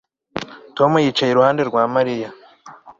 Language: Kinyarwanda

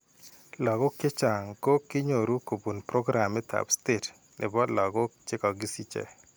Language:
Kalenjin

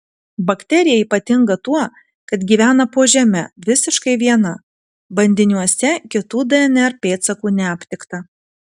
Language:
Lithuanian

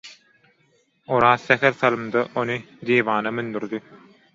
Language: Turkmen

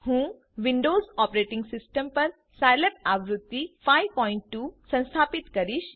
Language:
Gujarati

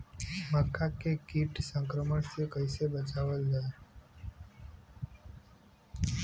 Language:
Bhojpuri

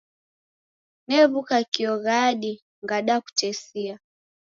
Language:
Taita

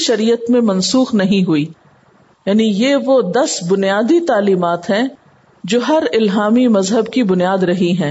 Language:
Urdu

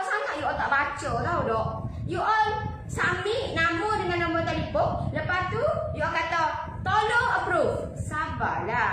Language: Malay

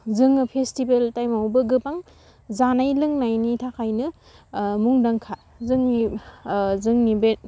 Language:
Bodo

